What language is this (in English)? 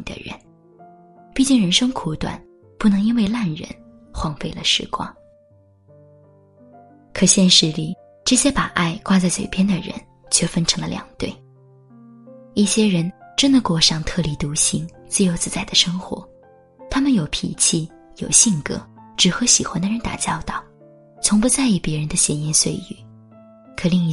Chinese